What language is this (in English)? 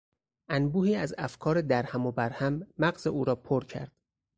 Persian